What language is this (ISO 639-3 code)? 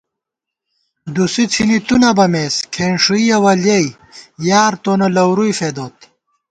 gwt